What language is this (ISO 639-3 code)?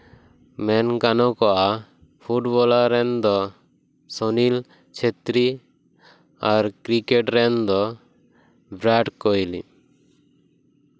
sat